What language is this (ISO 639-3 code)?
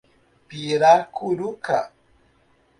por